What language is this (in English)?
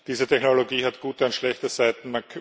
German